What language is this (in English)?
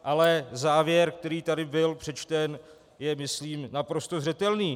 Czech